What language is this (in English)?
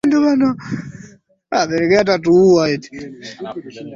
Swahili